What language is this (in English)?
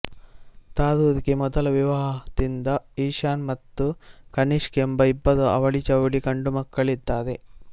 Kannada